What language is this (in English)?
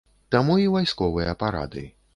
Belarusian